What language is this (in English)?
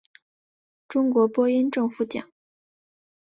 Chinese